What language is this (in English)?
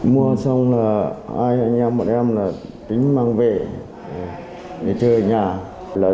Vietnamese